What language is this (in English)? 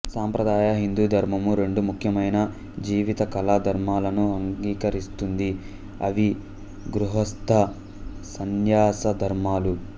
Telugu